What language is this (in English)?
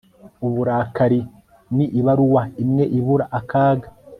Kinyarwanda